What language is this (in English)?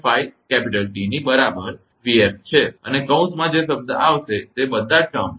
Gujarati